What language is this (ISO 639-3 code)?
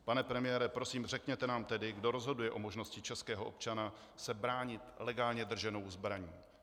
ces